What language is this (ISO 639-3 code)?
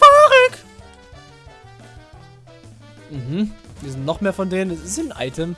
deu